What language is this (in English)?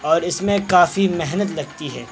Urdu